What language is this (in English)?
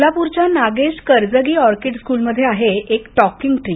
Marathi